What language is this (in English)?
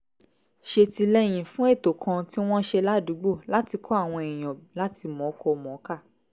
Yoruba